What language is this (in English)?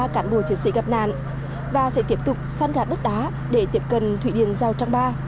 Vietnamese